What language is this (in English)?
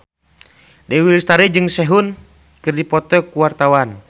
Sundanese